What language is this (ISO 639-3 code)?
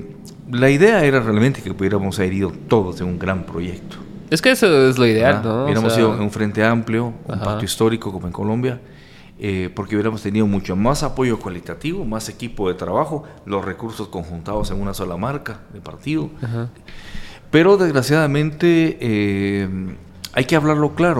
spa